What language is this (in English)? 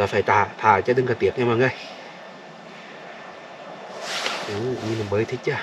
Vietnamese